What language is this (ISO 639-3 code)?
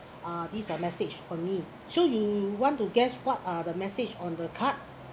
eng